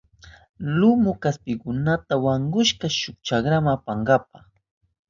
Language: Southern Pastaza Quechua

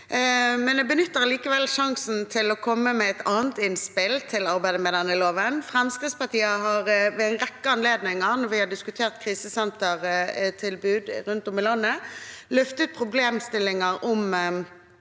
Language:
Norwegian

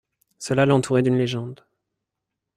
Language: French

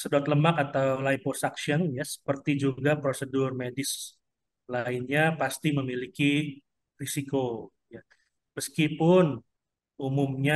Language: Indonesian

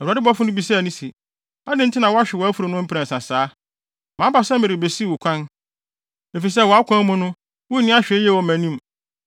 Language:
Akan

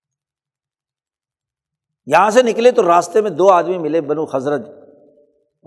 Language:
Urdu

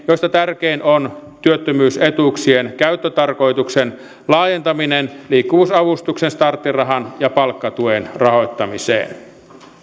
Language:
Finnish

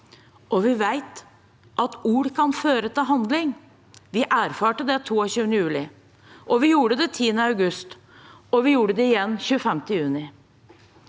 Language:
Norwegian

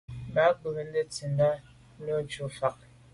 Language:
Medumba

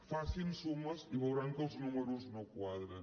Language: Catalan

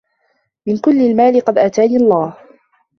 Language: Arabic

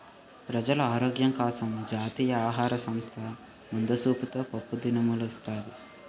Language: Telugu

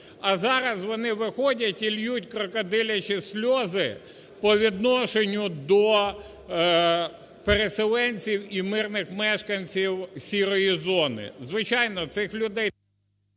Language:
Ukrainian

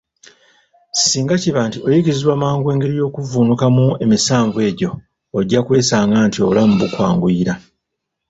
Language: Ganda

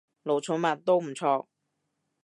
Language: Cantonese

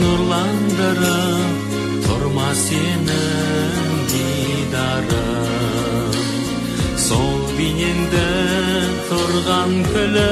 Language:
Turkish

